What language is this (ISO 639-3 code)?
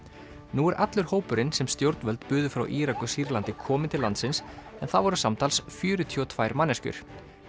isl